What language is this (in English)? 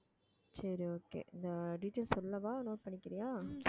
Tamil